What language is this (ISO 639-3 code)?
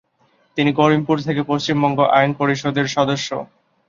ben